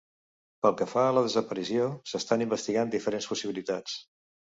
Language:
Catalan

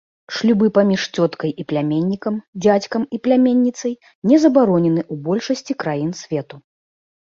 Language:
Belarusian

